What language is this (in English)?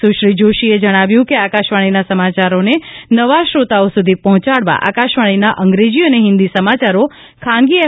Gujarati